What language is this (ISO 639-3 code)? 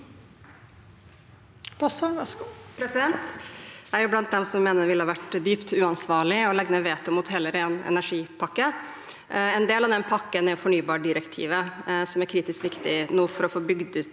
nor